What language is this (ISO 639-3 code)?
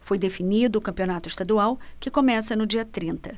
por